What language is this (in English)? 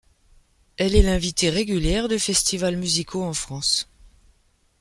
French